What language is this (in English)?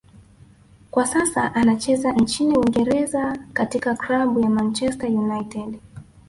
Swahili